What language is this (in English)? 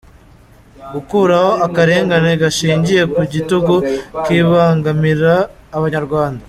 Kinyarwanda